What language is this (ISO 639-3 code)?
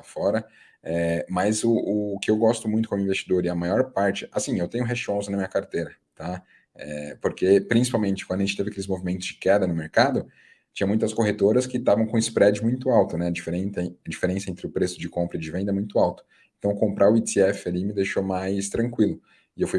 por